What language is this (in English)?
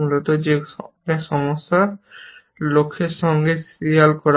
Bangla